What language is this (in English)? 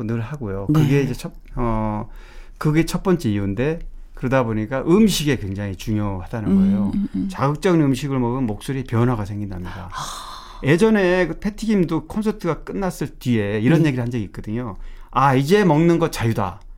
Korean